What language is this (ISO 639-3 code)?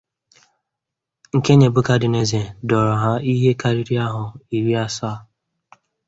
ibo